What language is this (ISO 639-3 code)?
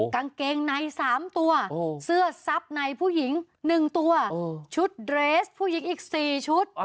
tha